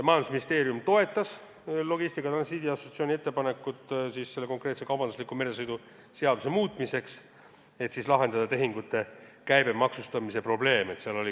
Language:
Estonian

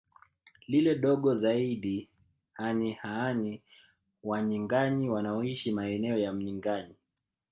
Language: Swahili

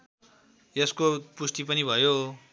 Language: Nepali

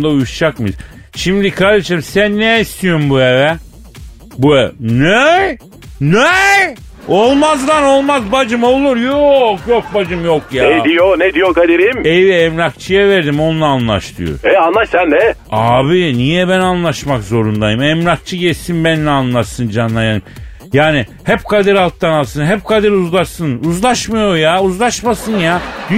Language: Turkish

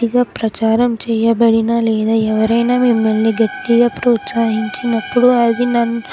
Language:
Telugu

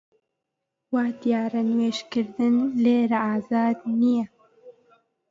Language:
Central Kurdish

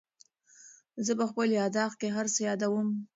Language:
Pashto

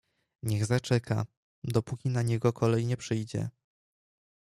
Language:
Polish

